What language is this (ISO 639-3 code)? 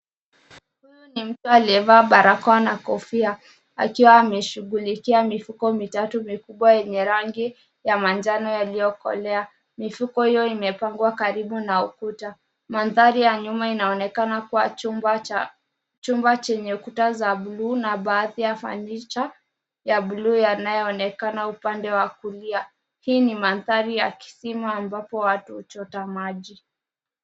swa